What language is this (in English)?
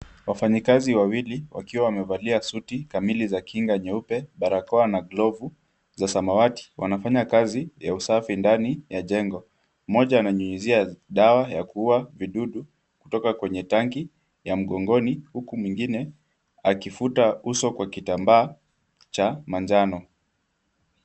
Swahili